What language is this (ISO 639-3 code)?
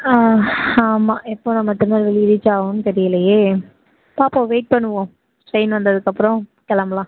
tam